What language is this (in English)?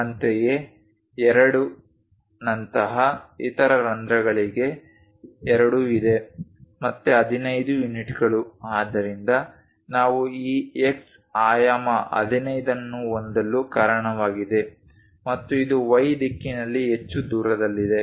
Kannada